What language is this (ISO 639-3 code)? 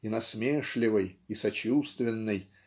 rus